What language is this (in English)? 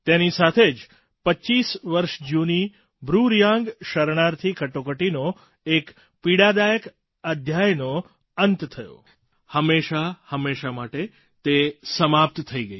Gujarati